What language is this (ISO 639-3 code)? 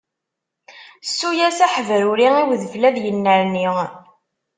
kab